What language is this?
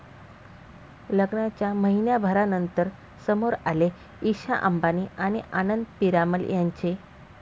Marathi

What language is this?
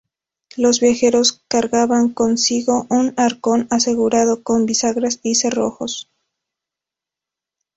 Spanish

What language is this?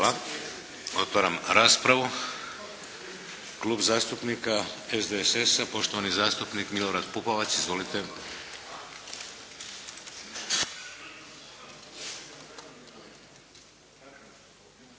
Croatian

